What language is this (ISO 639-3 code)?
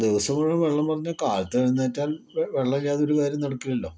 mal